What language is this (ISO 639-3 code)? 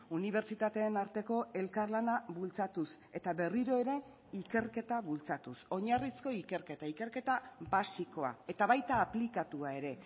eus